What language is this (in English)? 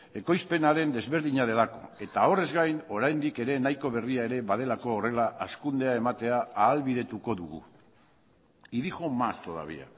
Basque